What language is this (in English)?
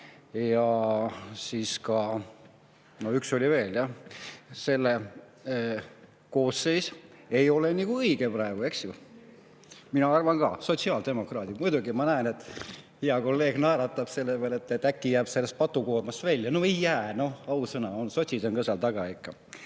Estonian